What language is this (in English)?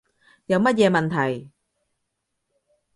Cantonese